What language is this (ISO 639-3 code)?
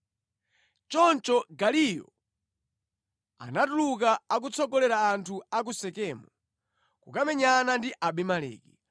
nya